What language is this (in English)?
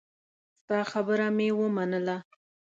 Pashto